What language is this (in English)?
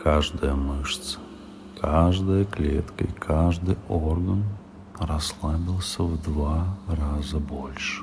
Russian